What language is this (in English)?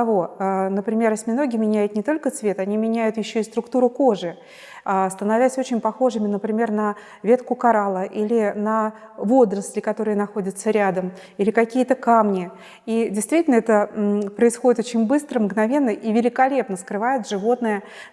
Russian